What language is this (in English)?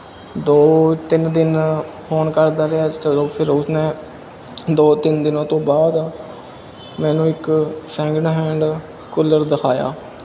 Punjabi